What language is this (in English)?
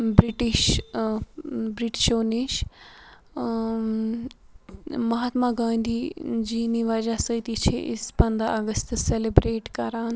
Kashmiri